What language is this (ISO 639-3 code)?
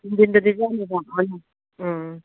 mni